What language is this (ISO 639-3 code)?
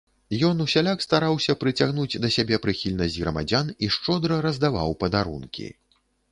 bel